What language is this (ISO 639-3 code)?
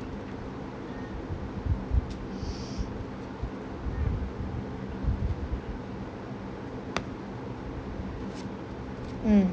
eng